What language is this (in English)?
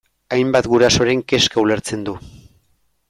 Basque